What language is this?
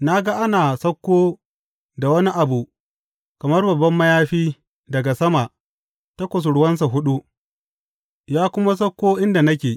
Hausa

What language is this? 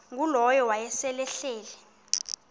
Xhosa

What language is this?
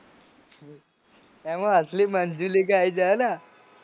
Gujarati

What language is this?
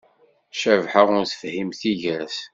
Kabyle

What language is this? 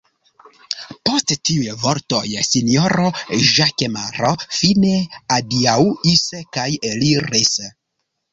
Esperanto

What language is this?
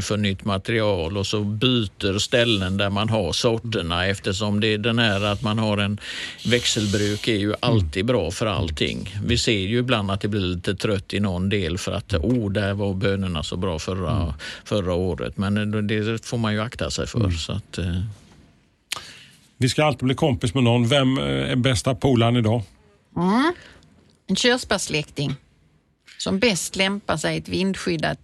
Swedish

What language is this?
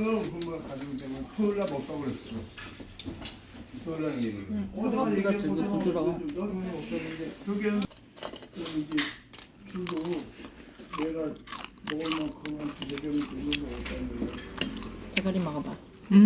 Korean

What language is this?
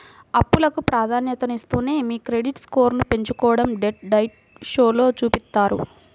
Telugu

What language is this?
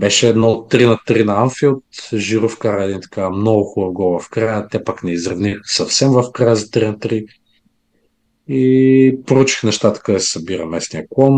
Bulgarian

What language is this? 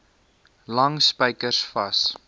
Afrikaans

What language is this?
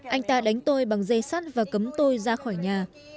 Vietnamese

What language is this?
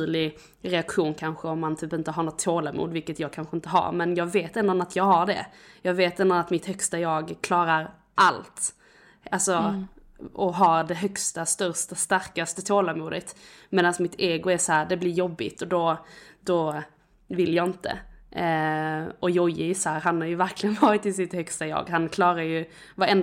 Swedish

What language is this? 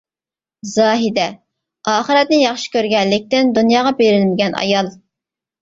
Uyghur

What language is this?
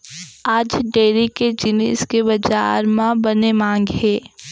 Chhattisgarhi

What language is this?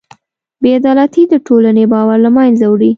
Pashto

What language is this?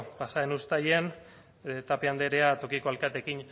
Basque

